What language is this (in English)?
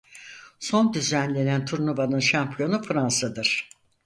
Turkish